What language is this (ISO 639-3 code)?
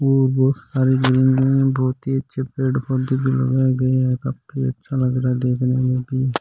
raj